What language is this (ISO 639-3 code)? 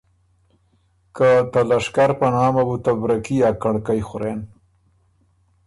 oru